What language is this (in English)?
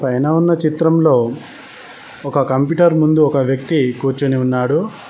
Telugu